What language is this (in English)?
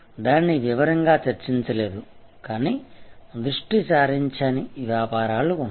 Telugu